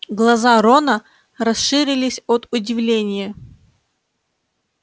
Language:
Russian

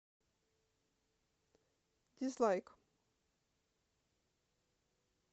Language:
Russian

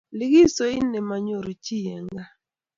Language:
Kalenjin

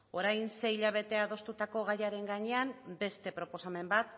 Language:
Basque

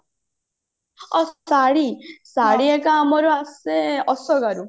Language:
Odia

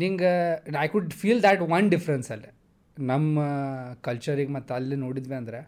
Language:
Kannada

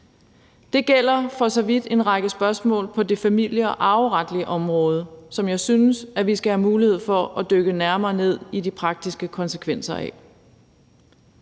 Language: Danish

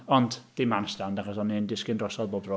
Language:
Welsh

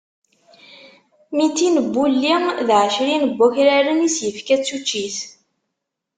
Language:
Kabyle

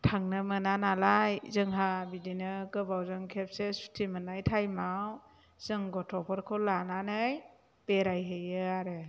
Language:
Bodo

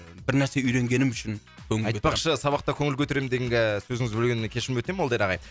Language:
Kazakh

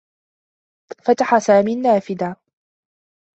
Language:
Arabic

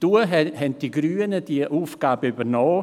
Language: Swiss German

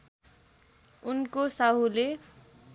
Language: Nepali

